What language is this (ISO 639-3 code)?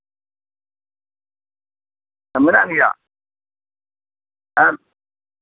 sat